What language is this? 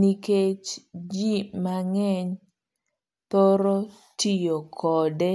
Luo (Kenya and Tanzania)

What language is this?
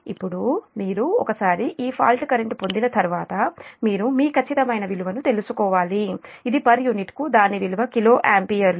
Telugu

